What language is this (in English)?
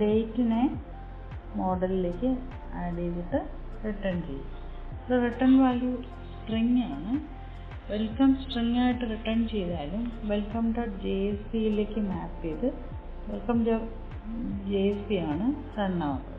Turkish